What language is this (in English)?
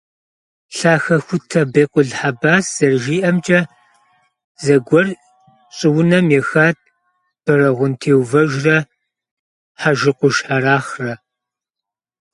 Kabardian